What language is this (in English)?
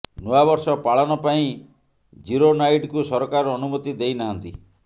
Odia